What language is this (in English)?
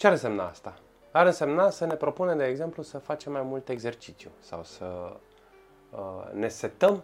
Romanian